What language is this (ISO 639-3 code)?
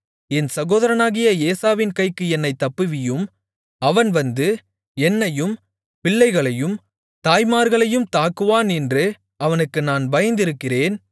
tam